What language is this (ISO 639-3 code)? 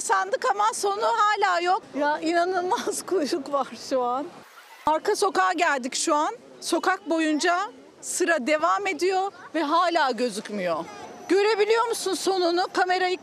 tur